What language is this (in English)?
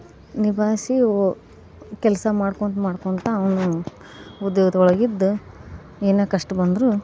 Kannada